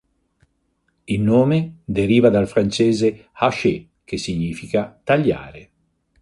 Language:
Italian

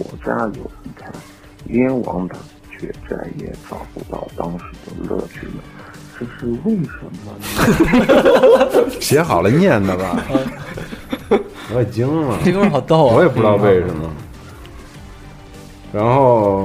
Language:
Chinese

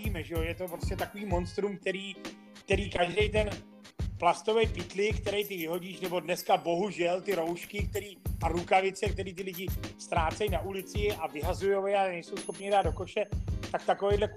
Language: Czech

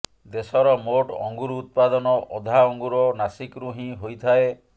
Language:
Odia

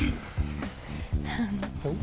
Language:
Vietnamese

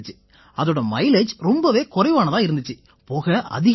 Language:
Tamil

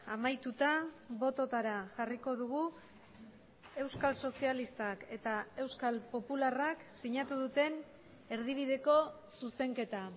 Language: Basque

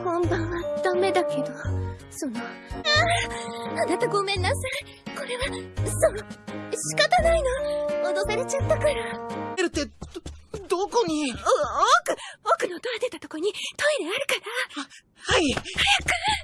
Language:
Japanese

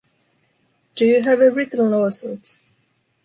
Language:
English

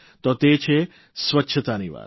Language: Gujarati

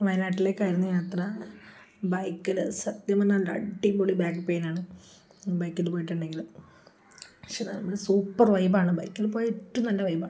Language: Malayalam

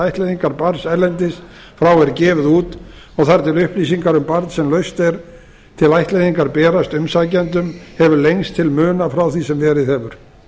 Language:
Icelandic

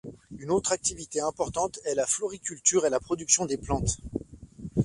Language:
French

